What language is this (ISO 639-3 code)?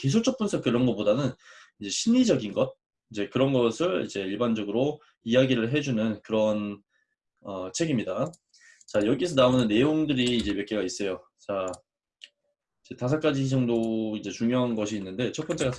kor